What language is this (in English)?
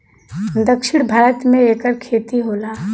Bhojpuri